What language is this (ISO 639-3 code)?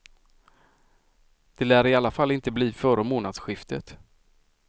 swe